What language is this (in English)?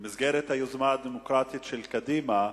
Hebrew